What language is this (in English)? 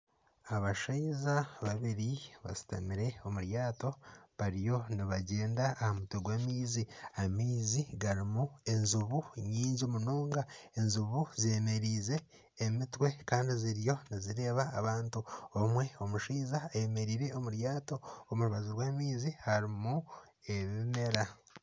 Nyankole